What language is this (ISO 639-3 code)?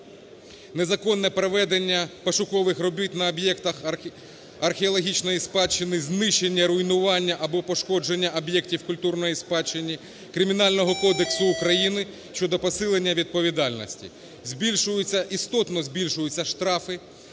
ukr